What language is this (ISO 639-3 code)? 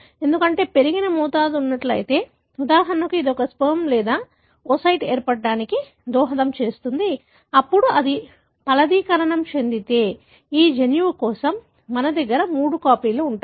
tel